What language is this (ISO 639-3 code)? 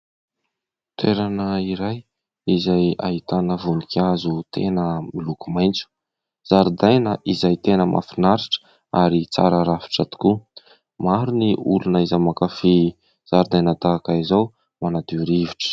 mlg